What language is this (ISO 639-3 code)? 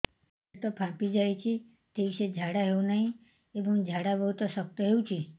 ori